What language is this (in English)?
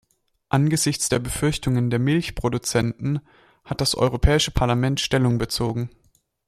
German